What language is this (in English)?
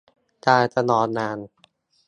Thai